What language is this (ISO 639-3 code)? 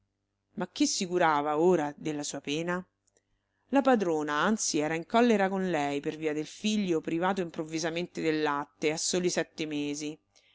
ita